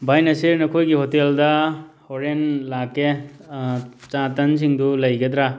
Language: Manipuri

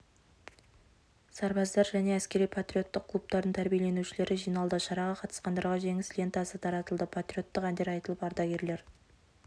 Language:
Kazakh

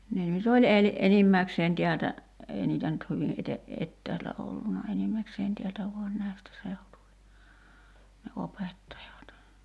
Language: Finnish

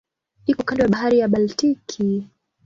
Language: Swahili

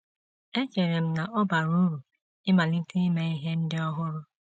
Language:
Igbo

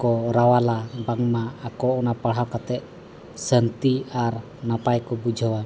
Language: Santali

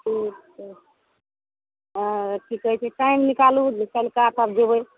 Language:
Maithili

